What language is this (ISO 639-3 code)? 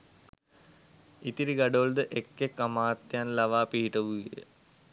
sin